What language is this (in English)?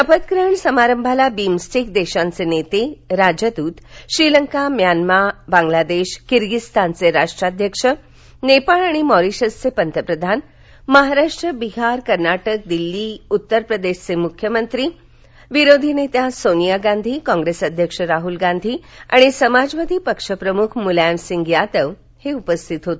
Marathi